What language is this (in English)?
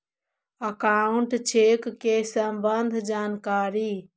Magahi